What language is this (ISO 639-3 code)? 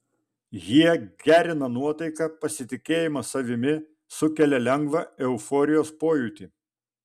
lit